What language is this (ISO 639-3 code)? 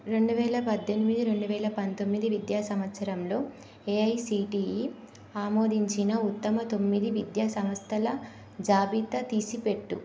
tel